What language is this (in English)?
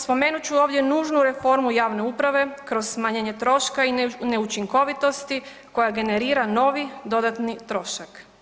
Croatian